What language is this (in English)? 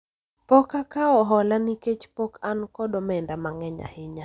Luo (Kenya and Tanzania)